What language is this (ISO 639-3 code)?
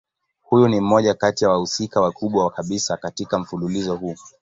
swa